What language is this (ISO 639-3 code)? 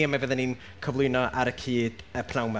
cym